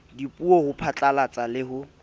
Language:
Southern Sotho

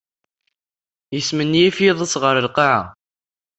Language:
Kabyle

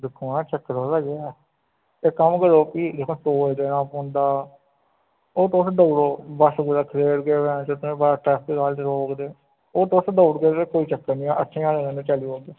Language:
Dogri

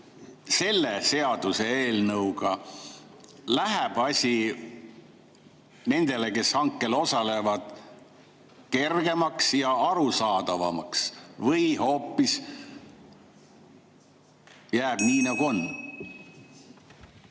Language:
Estonian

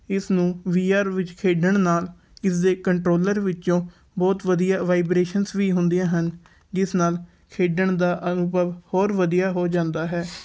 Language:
Punjabi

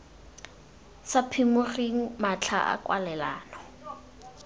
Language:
Tswana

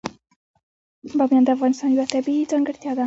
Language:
Pashto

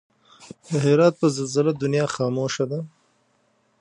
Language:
Pashto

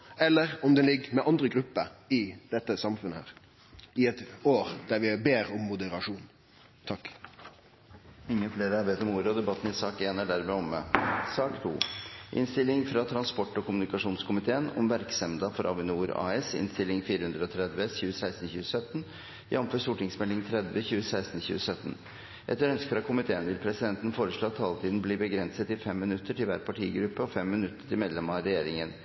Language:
Norwegian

